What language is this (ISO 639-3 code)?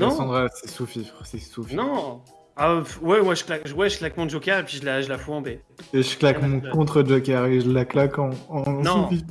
fra